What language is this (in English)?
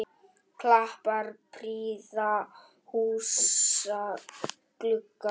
Icelandic